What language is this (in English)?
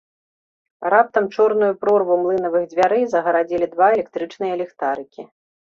Belarusian